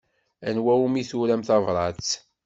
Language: Kabyle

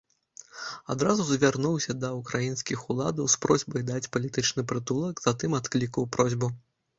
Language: Belarusian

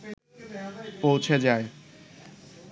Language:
Bangla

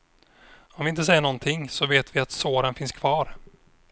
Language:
Swedish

